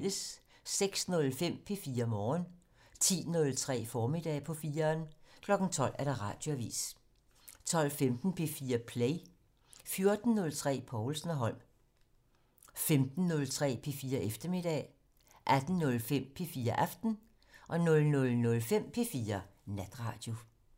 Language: Danish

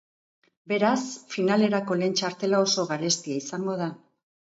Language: Basque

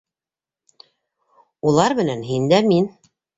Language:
Bashkir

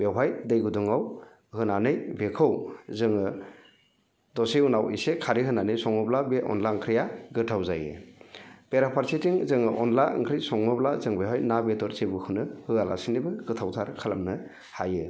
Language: Bodo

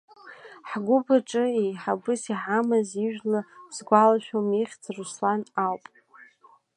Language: Abkhazian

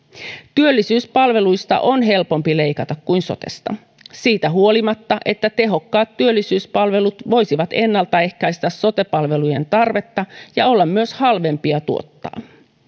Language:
Finnish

